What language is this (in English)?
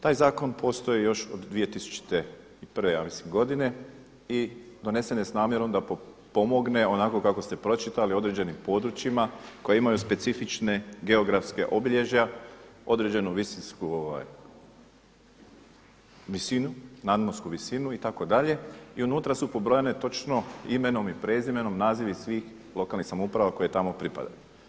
Croatian